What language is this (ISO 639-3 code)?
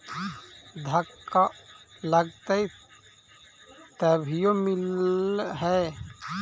mag